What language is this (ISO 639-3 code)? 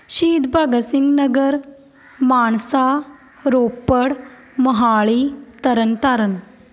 pan